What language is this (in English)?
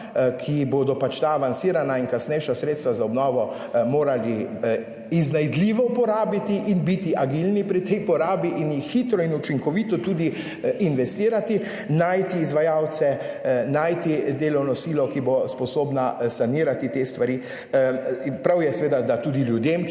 Slovenian